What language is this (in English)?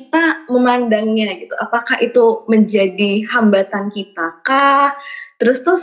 Indonesian